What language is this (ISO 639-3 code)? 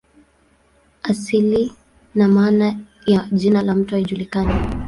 swa